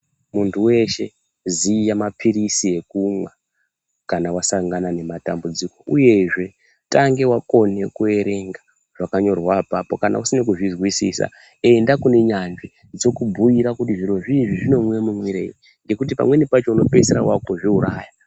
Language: Ndau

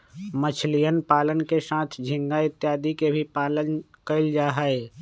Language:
Magahi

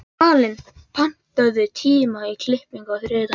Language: Icelandic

